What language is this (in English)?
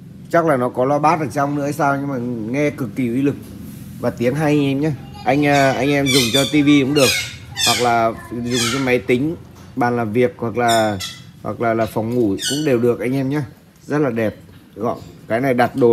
Vietnamese